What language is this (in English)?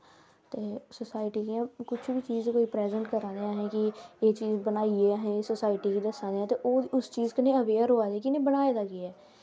Dogri